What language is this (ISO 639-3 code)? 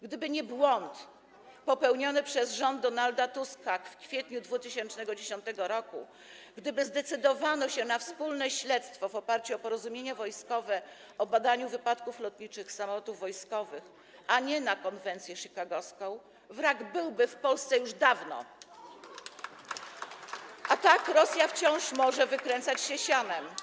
pol